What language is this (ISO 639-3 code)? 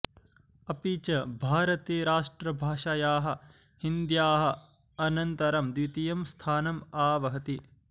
san